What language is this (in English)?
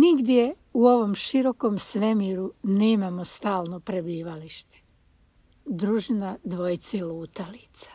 Croatian